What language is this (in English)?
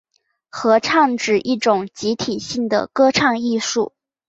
Chinese